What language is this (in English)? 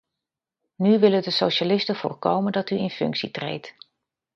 Dutch